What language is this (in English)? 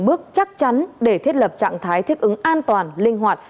Vietnamese